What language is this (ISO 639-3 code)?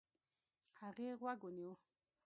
pus